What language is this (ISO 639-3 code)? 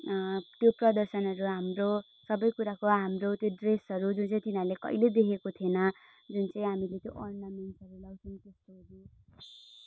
nep